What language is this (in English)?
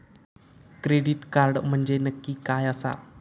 Marathi